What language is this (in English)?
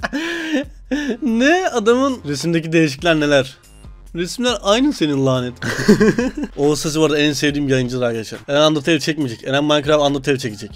Turkish